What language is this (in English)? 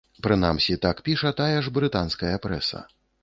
Belarusian